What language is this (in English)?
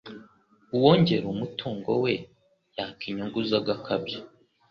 Kinyarwanda